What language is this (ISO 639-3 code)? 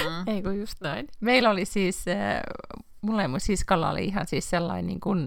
fin